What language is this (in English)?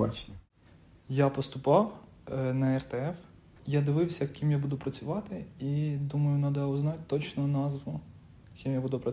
Ukrainian